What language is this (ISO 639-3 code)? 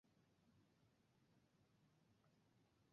ben